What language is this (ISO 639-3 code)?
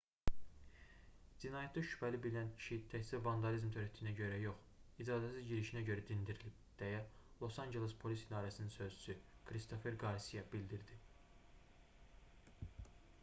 aze